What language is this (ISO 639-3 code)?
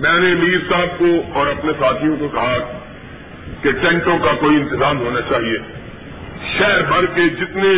urd